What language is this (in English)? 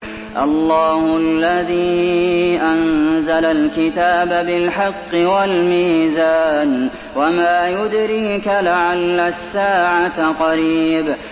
Arabic